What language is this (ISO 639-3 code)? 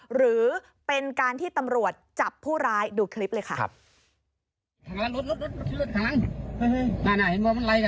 tha